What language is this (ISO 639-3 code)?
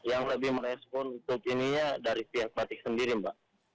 ind